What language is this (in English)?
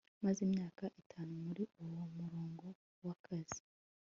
Kinyarwanda